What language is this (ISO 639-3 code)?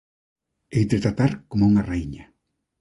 glg